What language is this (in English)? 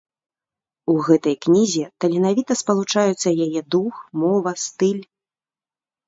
Belarusian